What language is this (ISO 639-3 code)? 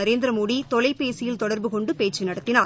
tam